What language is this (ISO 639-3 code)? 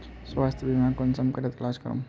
mag